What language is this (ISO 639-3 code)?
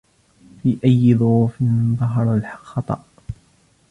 ara